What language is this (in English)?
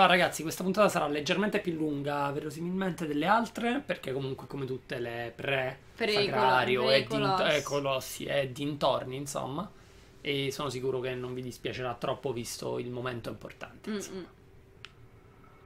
Italian